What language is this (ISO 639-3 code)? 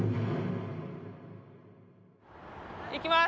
jpn